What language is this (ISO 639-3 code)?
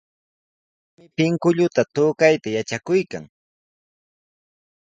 qws